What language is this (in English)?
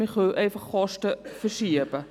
Swiss German